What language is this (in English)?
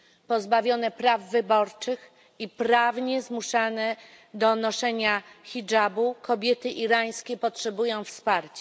Polish